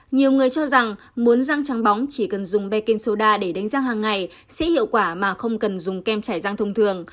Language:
Vietnamese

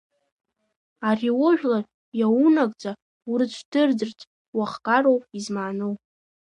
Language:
Abkhazian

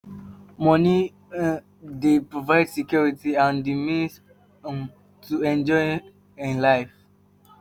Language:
Nigerian Pidgin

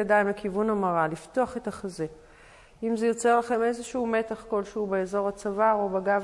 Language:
Hebrew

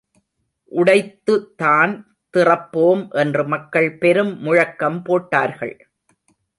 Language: Tamil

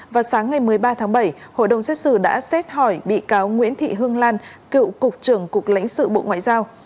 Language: Vietnamese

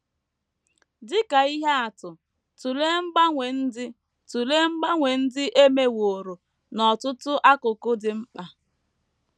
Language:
Igbo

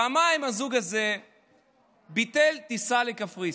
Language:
Hebrew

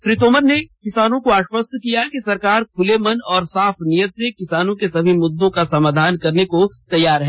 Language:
Hindi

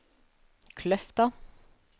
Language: Norwegian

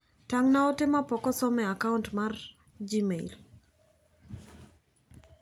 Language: Luo (Kenya and Tanzania)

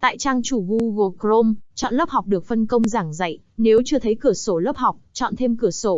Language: Vietnamese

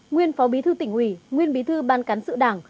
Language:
Vietnamese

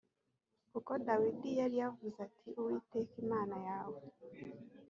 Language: Kinyarwanda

